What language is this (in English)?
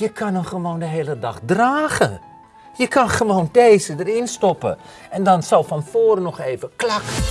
Dutch